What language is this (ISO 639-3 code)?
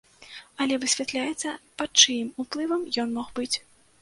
bel